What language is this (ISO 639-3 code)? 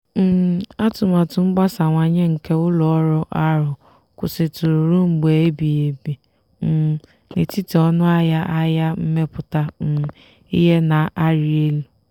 ibo